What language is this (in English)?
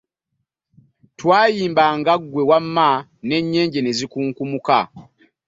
Ganda